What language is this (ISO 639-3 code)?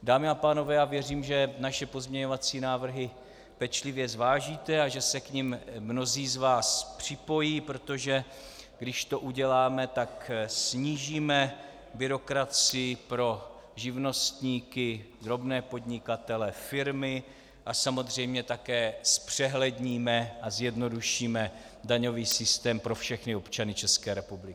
ces